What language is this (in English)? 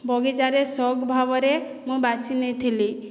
Odia